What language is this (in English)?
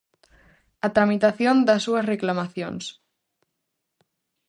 Galician